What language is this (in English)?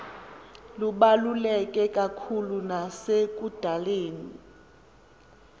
Xhosa